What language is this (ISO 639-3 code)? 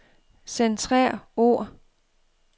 dan